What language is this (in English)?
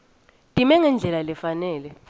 Swati